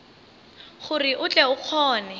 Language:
Northern Sotho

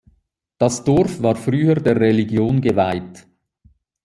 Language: German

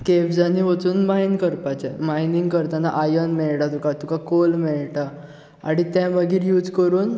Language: Konkani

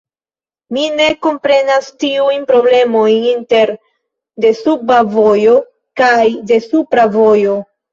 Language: Esperanto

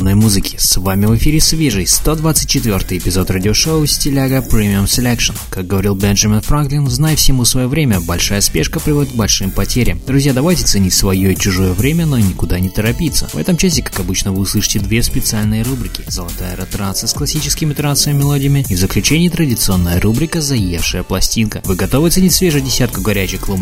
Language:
Russian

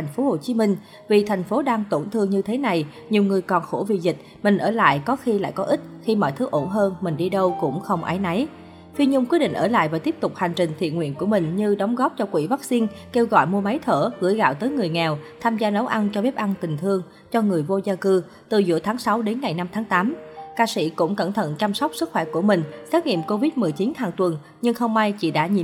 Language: Vietnamese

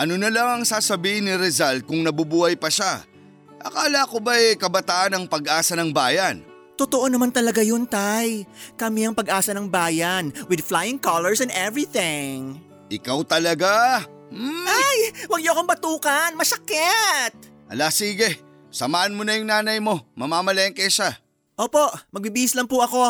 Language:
Filipino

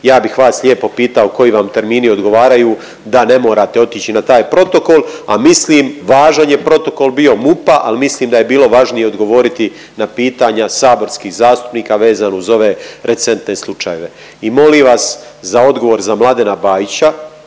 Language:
Croatian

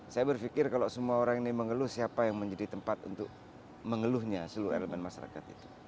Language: Indonesian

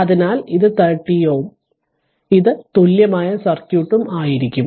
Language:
Malayalam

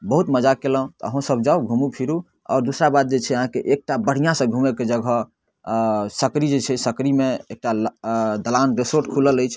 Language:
Maithili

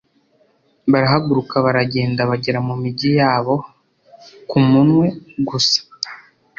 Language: Kinyarwanda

